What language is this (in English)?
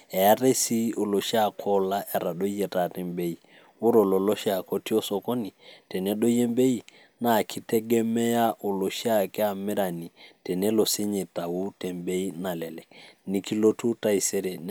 Masai